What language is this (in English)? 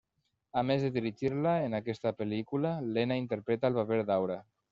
Catalan